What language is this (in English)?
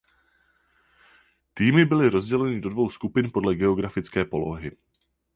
Czech